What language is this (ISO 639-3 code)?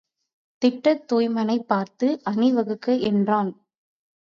tam